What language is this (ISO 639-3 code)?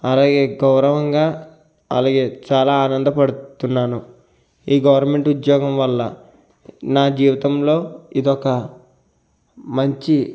tel